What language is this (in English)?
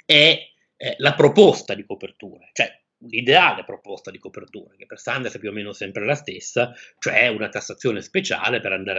Italian